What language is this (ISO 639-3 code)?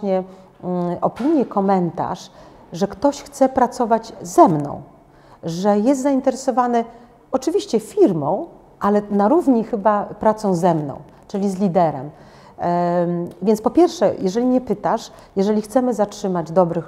pol